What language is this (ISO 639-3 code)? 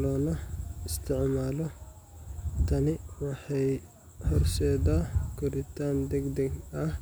som